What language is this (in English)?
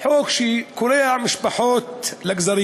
Hebrew